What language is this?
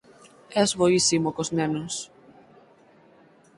Galician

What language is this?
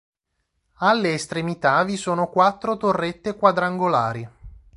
Italian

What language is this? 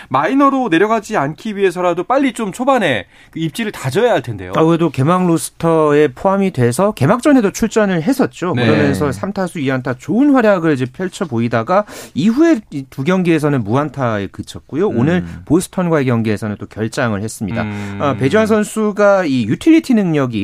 Korean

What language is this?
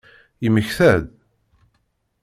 Kabyle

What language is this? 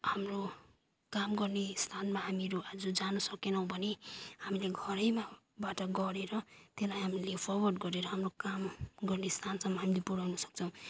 Nepali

